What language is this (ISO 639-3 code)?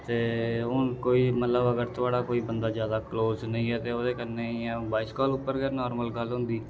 doi